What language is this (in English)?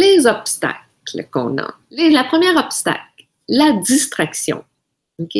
French